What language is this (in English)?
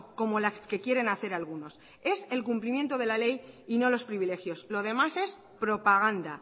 Spanish